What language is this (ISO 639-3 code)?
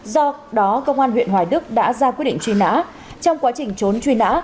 vie